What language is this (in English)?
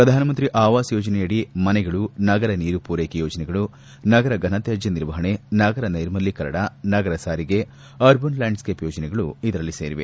Kannada